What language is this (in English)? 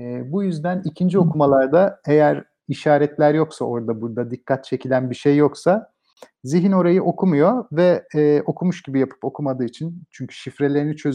Turkish